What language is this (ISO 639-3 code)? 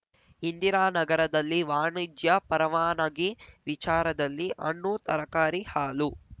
kan